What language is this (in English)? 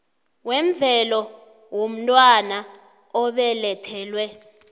South Ndebele